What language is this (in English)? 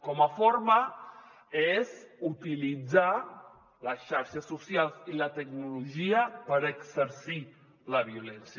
Catalan